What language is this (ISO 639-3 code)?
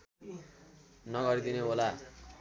nep